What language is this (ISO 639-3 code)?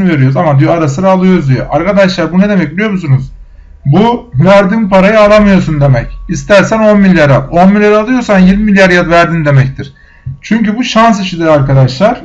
tur